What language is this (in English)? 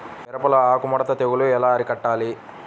Telugu